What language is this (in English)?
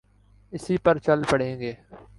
Urdu